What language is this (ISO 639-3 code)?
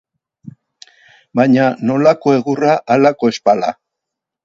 eus